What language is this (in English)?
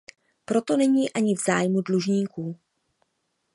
Czech